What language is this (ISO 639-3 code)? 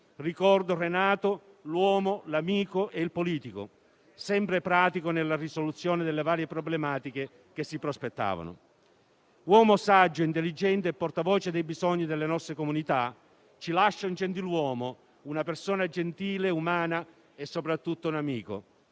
ita